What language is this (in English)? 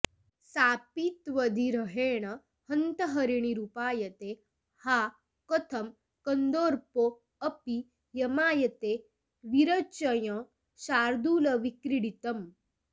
Sanskrit